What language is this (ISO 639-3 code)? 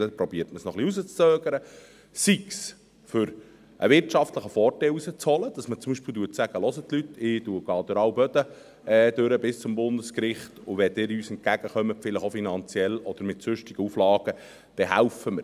gsw